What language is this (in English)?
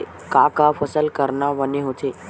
Chhattisgarhi